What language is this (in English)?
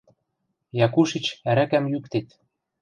Western Mari